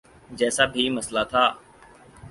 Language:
Urdu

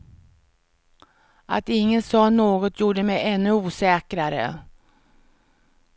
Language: Swedish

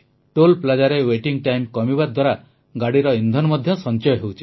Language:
Odia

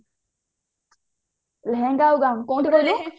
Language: Odia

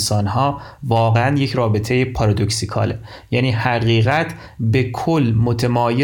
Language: Persian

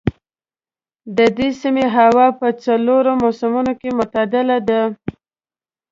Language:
Pashto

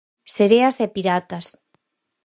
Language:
Galician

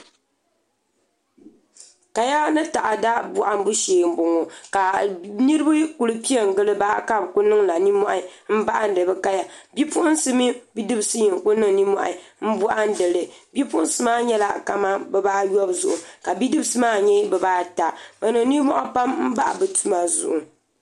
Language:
Dagbani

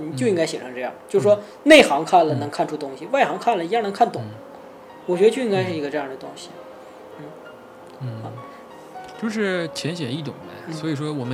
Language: Chinese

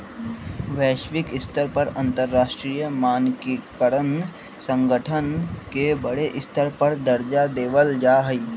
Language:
Magahi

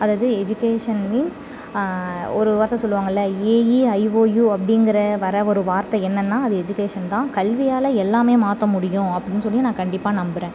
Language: Tamil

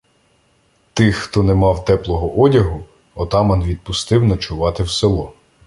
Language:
Ukrainian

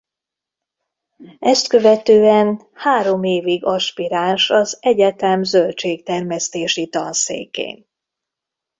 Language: Hungarian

